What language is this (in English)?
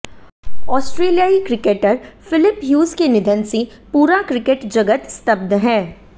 Hindi